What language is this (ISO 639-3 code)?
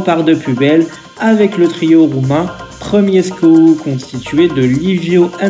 fra